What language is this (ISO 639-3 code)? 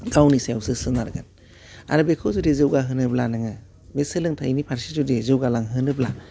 brx